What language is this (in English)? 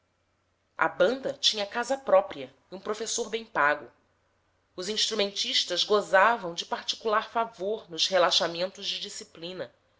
Portuguese